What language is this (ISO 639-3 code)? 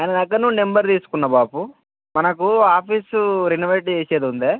tel